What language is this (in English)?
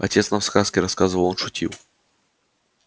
Russian